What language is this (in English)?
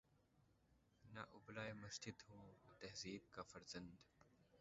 Urdu